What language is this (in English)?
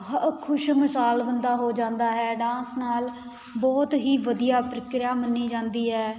Punjabi